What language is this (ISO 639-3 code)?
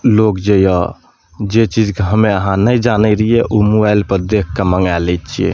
mai